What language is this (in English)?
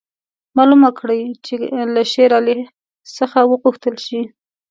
Pashto